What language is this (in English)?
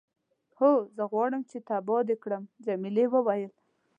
Pashto